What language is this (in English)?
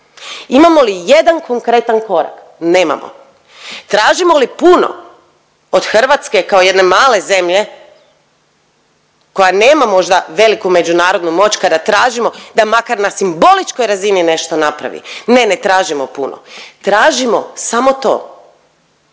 Croatian